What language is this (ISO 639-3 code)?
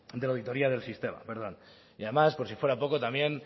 spa